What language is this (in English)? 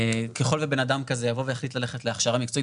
Hebrew